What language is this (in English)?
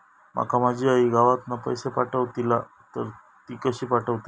Marathi